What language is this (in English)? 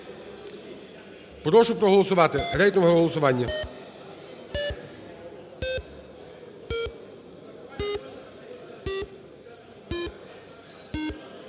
Ukrainian